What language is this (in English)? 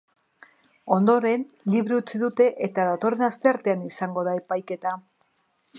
Basque